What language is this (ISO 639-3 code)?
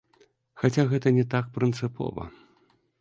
bel